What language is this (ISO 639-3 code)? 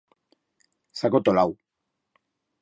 arg